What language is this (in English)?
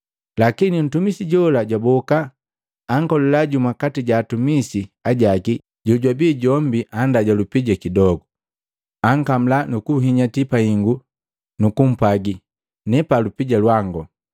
Matengo